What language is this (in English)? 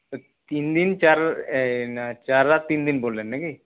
Bangla